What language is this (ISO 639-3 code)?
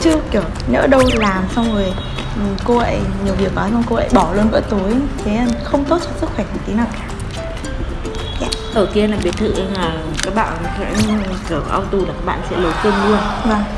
vie